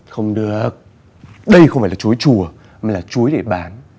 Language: Vietnamese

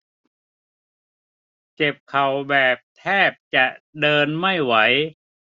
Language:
Thai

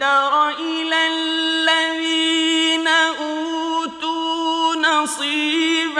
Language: Arabic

